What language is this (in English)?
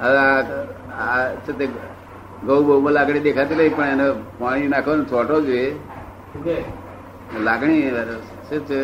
Gujarati